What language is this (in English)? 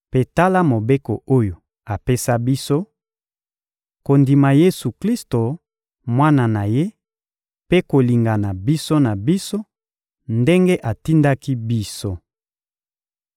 Lingala